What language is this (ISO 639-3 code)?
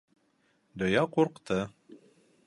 bak